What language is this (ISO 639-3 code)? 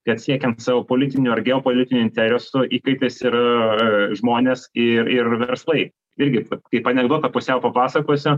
lit